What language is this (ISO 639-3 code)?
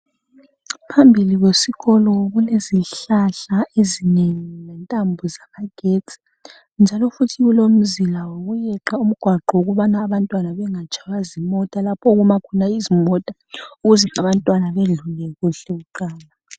nde